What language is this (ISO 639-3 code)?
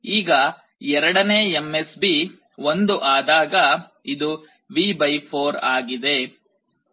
kan